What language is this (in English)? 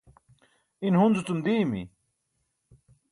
Burushaski